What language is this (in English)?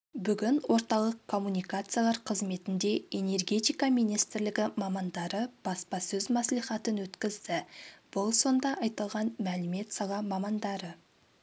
Kazakh